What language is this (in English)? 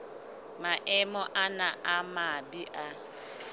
Southern Sotho